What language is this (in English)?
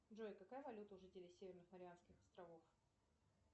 Russian